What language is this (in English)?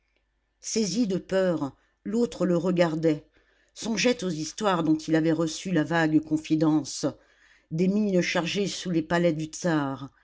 French